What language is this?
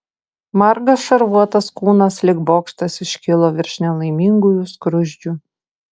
Lithuanian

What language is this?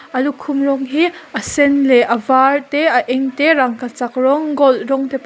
Mizo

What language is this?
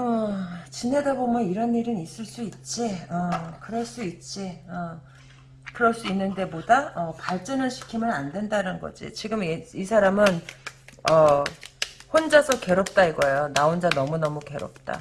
Korean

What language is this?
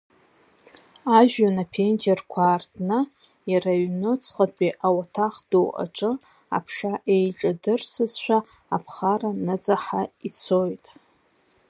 Abkhazian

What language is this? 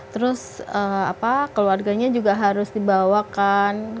Indonesian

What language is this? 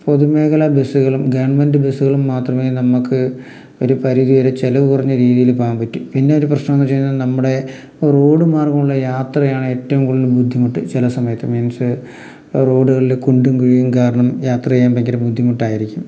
Malayalam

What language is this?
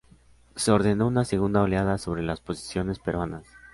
Spanish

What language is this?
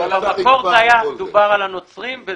Hebrew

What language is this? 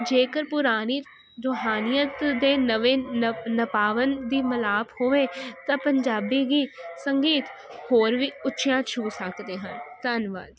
Punjabi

